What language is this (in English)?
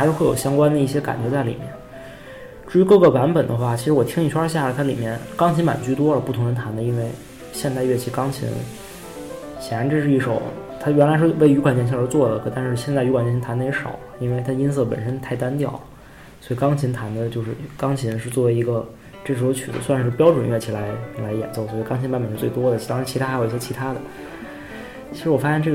Chinese